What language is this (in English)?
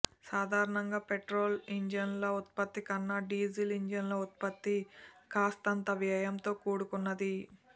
Telugu